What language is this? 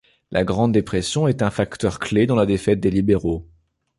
French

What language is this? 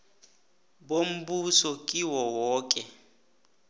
South Ndebele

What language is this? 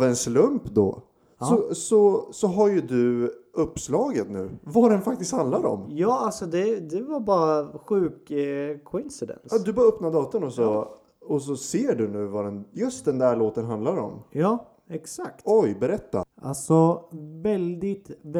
Swedish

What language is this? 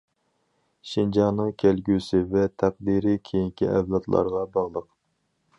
Uyghur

